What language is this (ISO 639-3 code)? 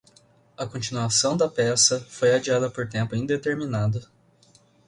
por